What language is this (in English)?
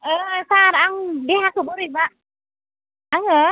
Bodo